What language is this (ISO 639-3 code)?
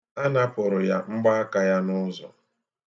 ibo